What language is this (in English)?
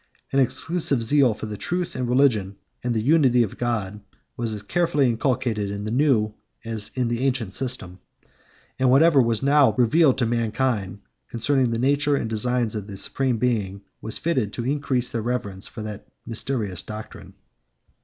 English